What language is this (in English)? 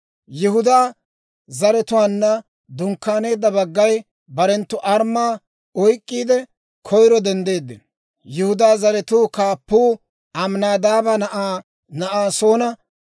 Dawro